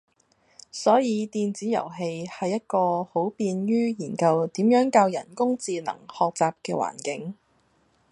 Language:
Cantonese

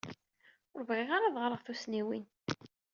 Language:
Kabyle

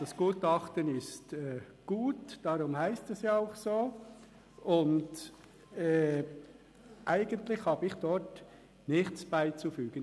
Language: Swiss German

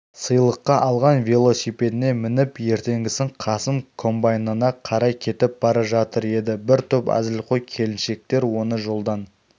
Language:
Kazakh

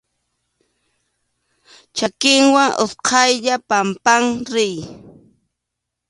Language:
Arequipa-La Unión Quechua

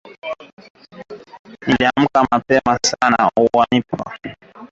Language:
Swahili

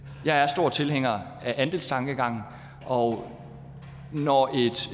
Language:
Danish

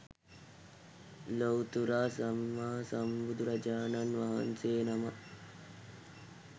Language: Sinhala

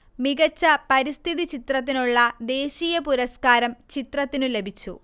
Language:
Malayalam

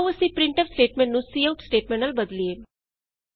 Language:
Punjabi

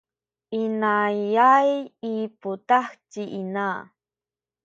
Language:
Sakizaya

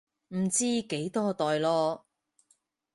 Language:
Cantonese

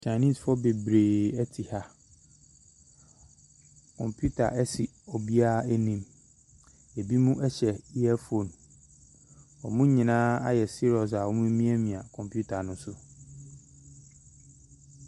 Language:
Akan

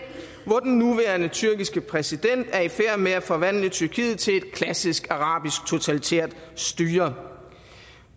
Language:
Danish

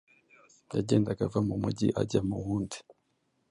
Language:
Kinyarwanda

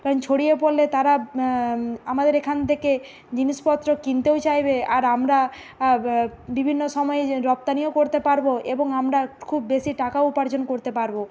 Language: Bangla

